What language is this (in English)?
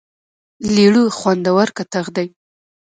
Pashto